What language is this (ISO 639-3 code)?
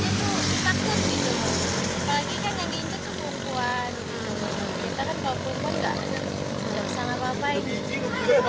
ind